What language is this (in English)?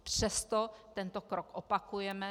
Czech